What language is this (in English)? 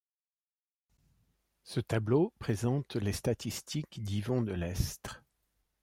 French